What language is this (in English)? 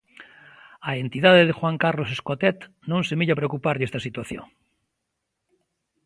Galician